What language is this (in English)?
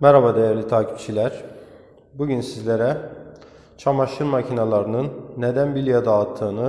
Turkish